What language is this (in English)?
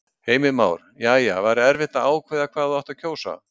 Icelandic